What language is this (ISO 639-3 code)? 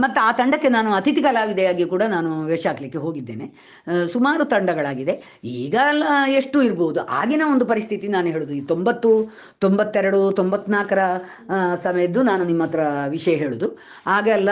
kan